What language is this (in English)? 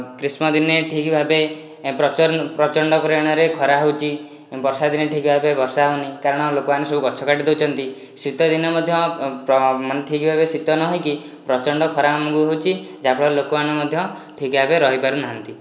Odia